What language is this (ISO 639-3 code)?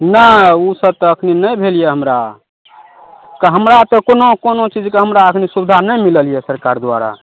mai